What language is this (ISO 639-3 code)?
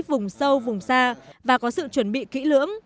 vie